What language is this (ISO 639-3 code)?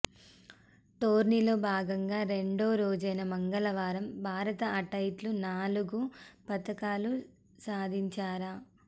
tel